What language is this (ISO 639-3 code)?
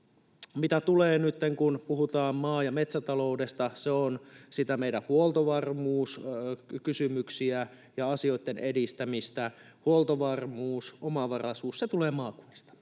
fin